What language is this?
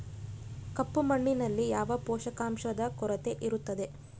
Kannada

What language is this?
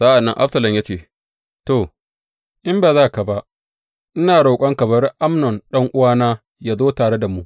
Hausa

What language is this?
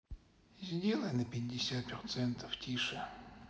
Russian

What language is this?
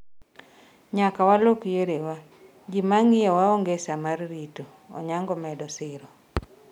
Luo (Kenya and Tanzania)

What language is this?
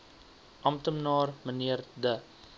Afrikaans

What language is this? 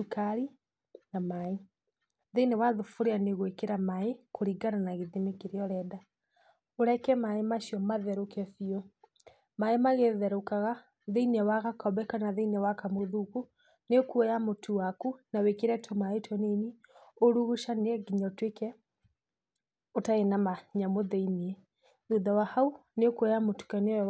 Kikuyu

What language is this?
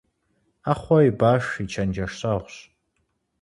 Kabardian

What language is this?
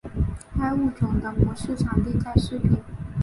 Chinese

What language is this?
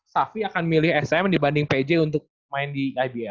Indonesian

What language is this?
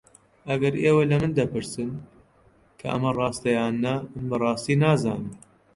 Central Kurdish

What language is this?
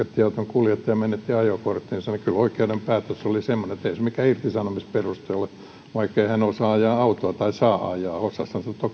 Finnish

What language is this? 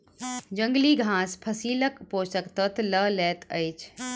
Maithili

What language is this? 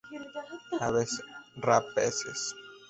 Spanish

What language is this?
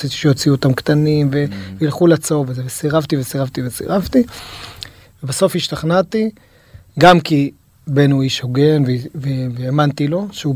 Hebrew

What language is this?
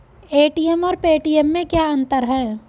Hindi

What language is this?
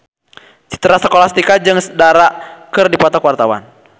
Sundanese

